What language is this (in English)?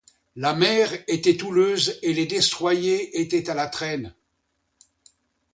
French